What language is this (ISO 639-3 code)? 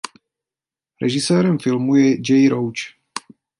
ces